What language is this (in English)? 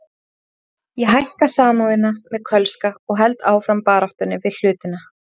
Icelandic